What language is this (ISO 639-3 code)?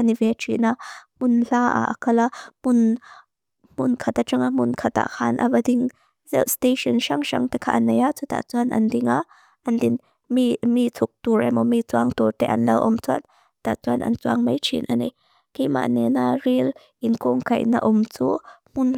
lus